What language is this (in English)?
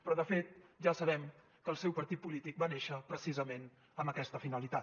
Catalan